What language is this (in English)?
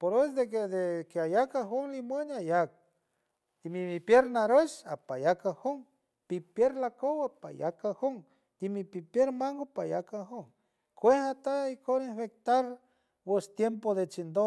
San Francisco Del Mar Huave